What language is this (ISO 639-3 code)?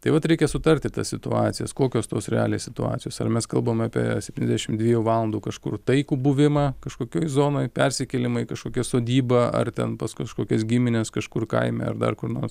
lit